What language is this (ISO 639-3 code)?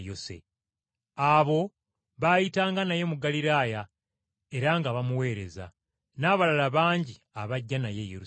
lug